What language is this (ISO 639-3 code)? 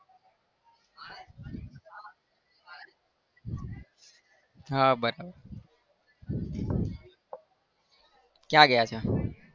guj